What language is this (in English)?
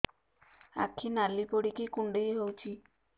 Odia